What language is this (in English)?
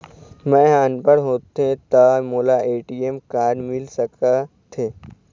Chhattisgarhi